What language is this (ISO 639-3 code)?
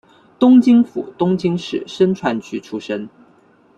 zho